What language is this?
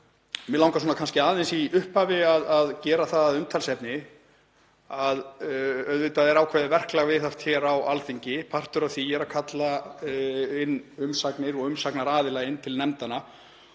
Icelandic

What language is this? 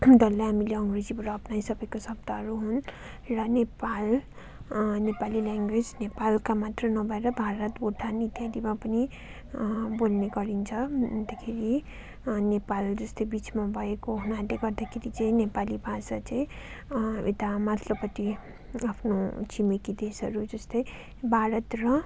Nepali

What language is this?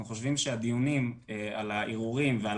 Hebrew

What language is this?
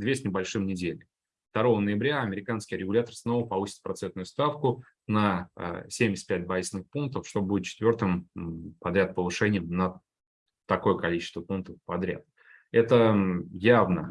Russian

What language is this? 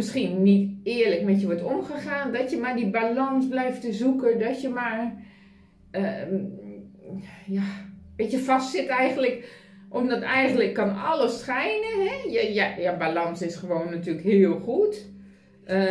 Dutch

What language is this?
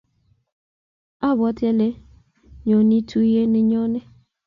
Kalenjin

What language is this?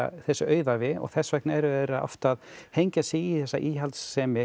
Icelandic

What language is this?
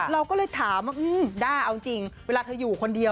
Thai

